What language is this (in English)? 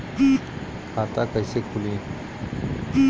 Bhojpuri